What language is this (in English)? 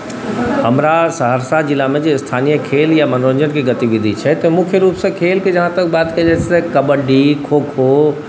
Maithili